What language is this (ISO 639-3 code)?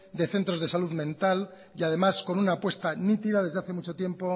spa